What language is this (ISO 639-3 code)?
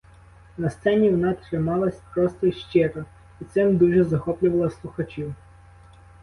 ukr